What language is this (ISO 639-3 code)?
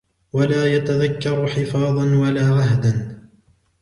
ara